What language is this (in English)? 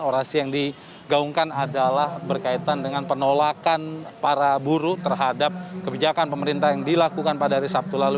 Indonesian